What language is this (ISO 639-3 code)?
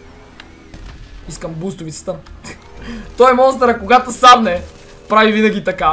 bul